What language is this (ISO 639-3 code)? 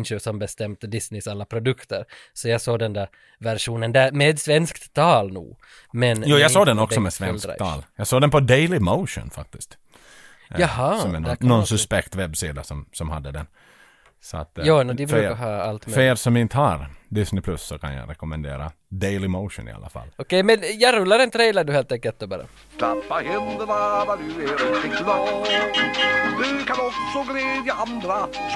swe